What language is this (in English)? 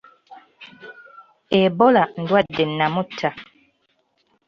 Ganda